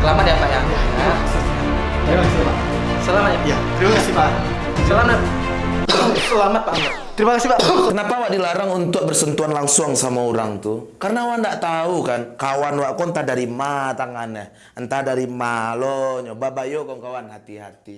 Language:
Indonesian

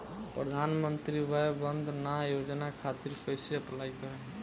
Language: Bhojpuri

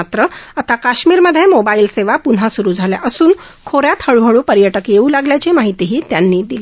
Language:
Marathi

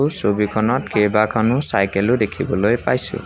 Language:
Assamese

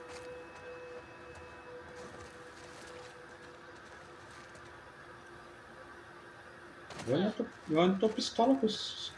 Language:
Portuguese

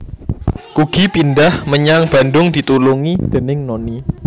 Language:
Javanese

